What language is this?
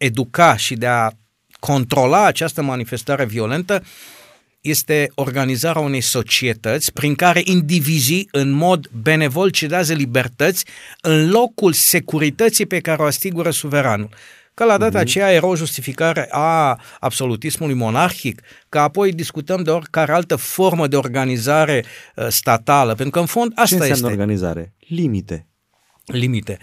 Romanian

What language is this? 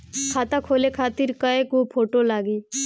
Bhojpuri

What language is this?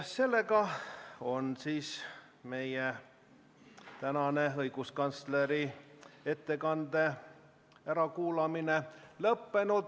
Estonian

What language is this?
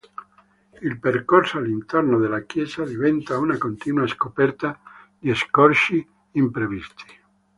Italian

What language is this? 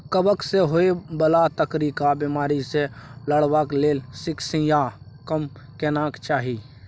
Maithili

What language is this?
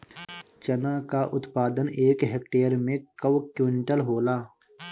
Bhojpuri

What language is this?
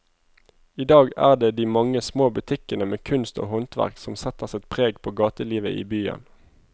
Norwegian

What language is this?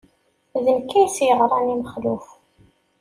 Kabyle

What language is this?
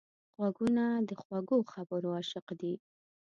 Pashto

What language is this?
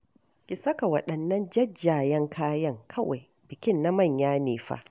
Hausa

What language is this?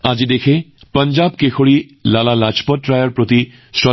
Assamese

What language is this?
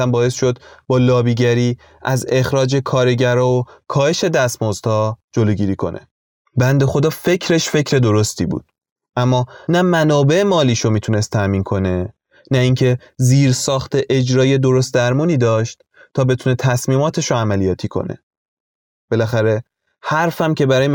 Persian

